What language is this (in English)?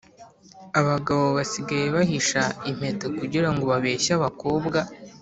Kinyarwanda